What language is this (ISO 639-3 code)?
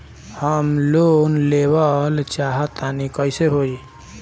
bho